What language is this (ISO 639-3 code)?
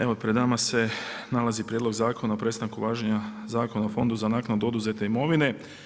hrv